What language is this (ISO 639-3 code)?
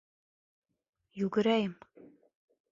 bak